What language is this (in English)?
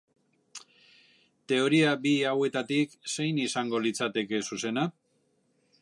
Basque